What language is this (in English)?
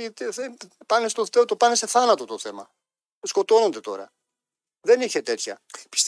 Greek